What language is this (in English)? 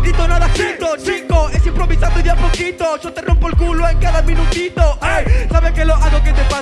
Spanish